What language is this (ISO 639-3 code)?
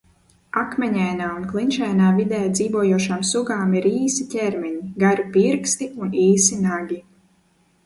lav